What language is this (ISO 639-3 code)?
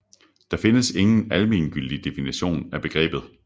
dan